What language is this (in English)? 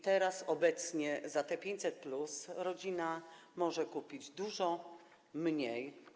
Polish